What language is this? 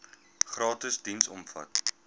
Afrikaans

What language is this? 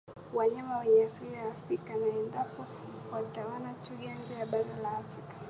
Swahili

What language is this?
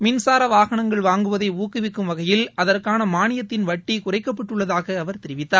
Tamil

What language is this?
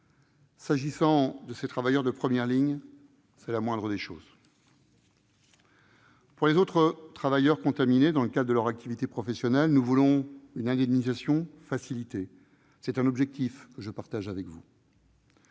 French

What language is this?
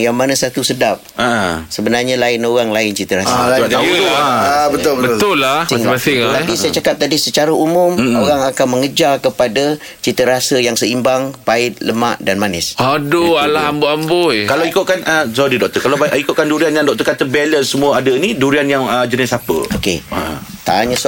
Malay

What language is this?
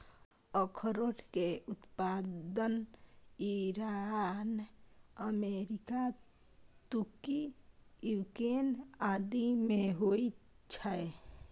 Maithili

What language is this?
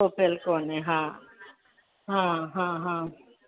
Sindhi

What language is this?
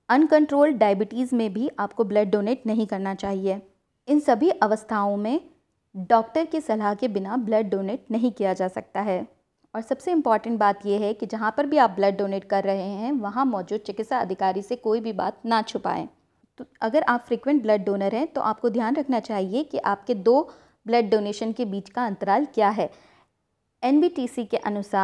Hindi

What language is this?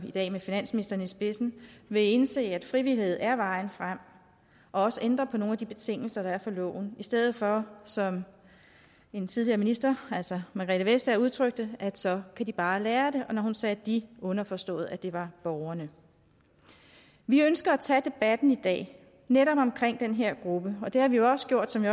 Danish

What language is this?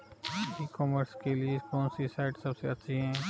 Hindi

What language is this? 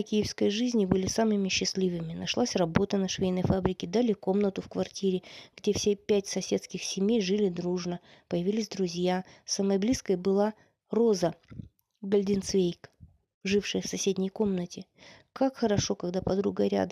Russian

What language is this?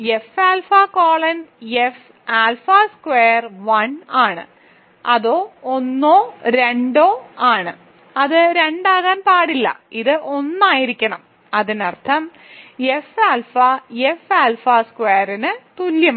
Malayalam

